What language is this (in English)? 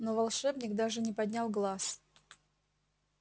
Russian